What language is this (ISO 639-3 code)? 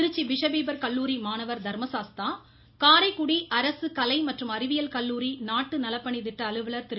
tam